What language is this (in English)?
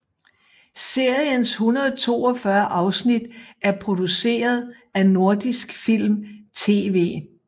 Danish